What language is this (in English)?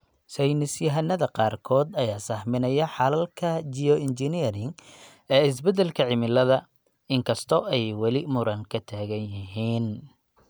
Somali